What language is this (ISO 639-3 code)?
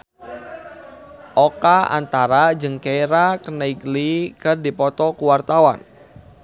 sun